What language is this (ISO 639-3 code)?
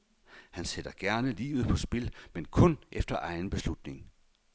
dan